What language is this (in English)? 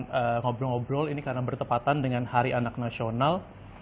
Indonesian